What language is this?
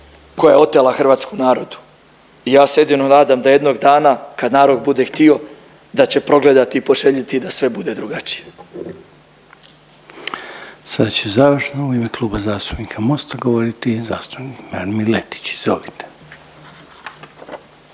Croatian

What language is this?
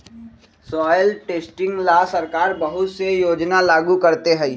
Magahi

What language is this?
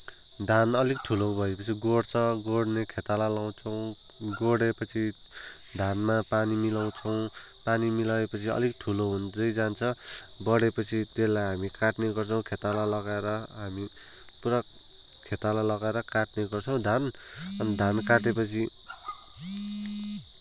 Nepali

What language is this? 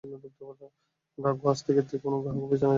Bangla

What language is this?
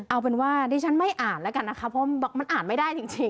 Thai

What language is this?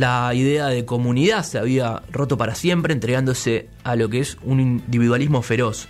Spanish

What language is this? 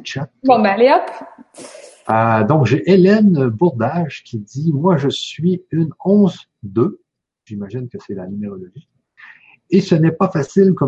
French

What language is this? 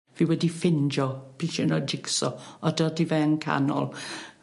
Welsh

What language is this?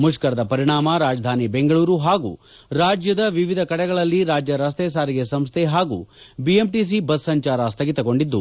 Kannada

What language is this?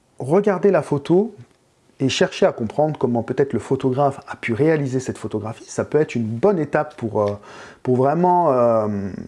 French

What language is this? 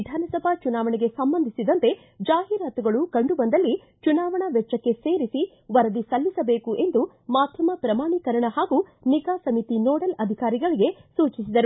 Kannada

